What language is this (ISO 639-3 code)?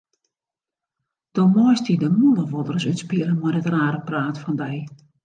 fry